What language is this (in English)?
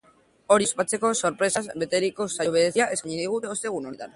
Basque